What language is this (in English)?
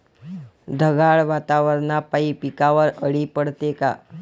Marathi